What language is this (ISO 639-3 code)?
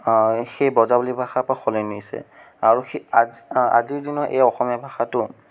asm